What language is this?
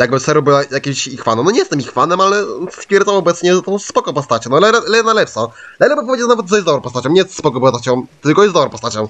Polish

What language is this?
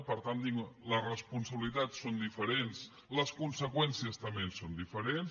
Catalan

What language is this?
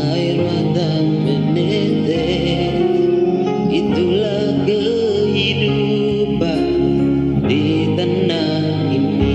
Indonesian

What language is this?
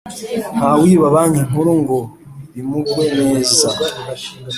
Kinyarwanda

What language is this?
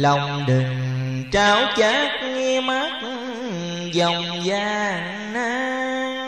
Vietnamese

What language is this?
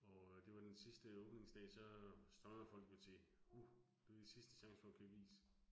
Danish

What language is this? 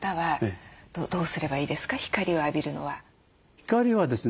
Japanese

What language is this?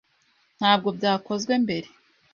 Kinyarwanda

